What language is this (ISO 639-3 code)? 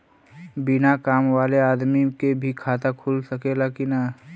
bho